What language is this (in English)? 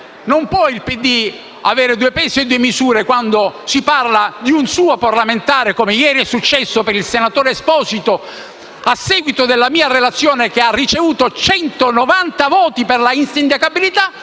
Italian